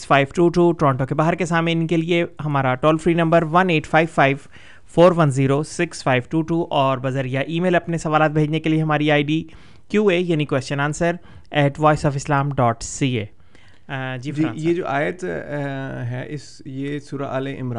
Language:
Urdu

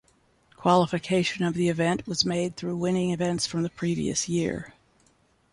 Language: English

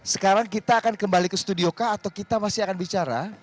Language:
Indonesian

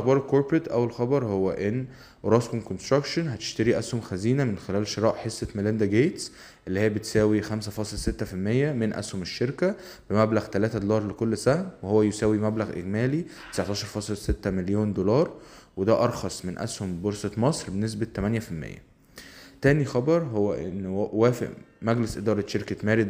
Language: Arabic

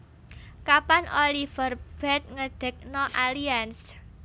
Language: Javanese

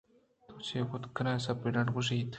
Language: Eastern Balochi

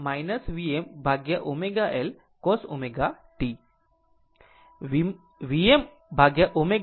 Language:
Gujarati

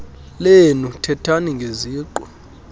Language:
Xhosa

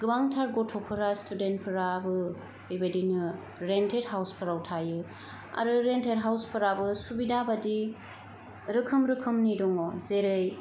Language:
Bodo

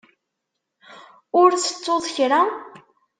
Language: Kabyle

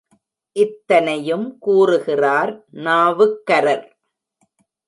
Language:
Tamil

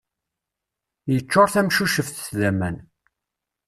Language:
Kabyle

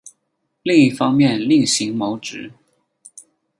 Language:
Chinese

